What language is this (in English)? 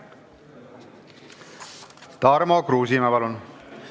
Estonian